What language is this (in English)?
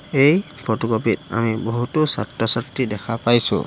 Assamese